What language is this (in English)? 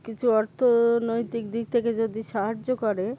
Bangla